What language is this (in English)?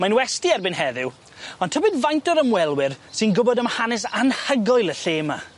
Welsh